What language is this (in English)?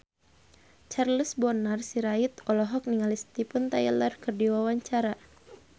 Sundanese